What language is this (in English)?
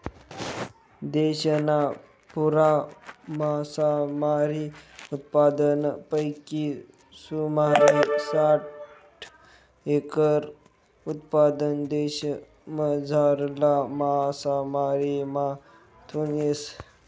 Marathi